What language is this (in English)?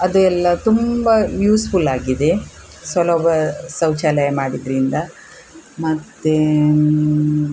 Kannada